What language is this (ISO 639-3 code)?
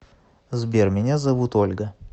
rus